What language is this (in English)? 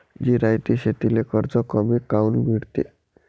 Marathi